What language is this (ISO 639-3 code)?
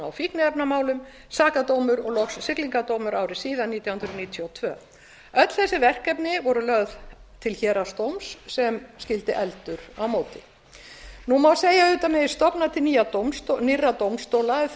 isl